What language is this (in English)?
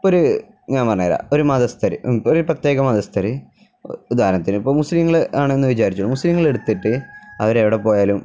Malayalam